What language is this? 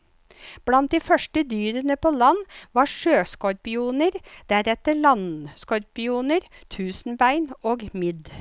Norwegian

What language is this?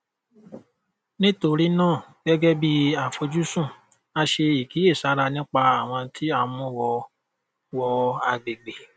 Yoruba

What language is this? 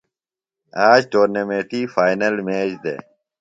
Phalura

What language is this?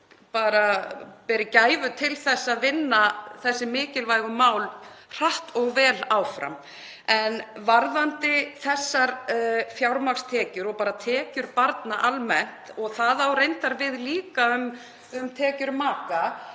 Icelandic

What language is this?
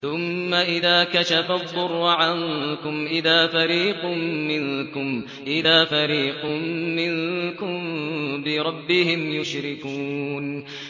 Arabic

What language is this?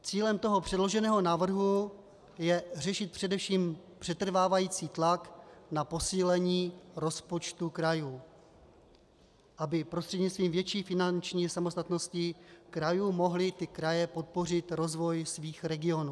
Czech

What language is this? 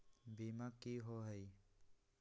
Magahi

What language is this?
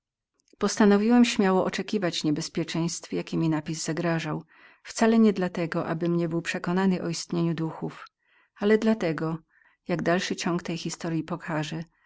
Polish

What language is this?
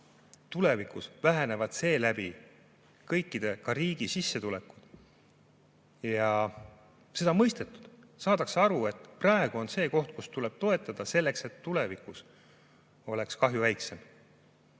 Estonian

